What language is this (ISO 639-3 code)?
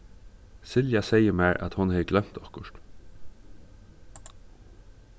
fao